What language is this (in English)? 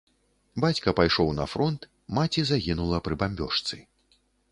Belarusian